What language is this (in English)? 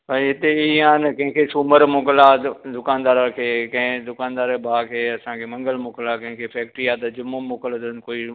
Sindhi